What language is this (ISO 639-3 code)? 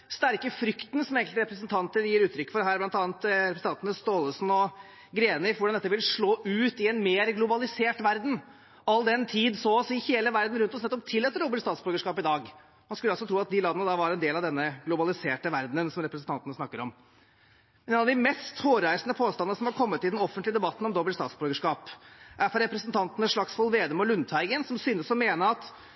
nob